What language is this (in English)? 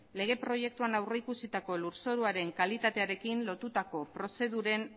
Basque